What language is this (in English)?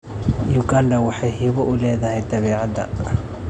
Somali